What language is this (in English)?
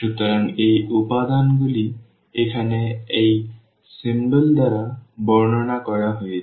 Bangla